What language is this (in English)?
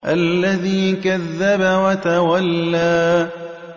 Arabic